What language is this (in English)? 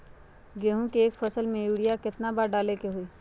Magahi